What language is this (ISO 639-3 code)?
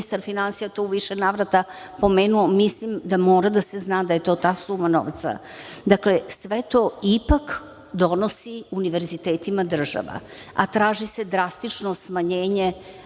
srp